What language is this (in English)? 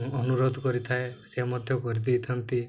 Odia